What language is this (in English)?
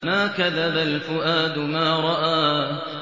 Arabic